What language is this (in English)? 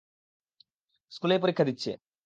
Bangla